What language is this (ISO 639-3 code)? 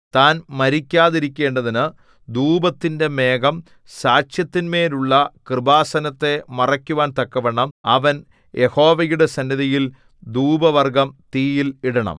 mal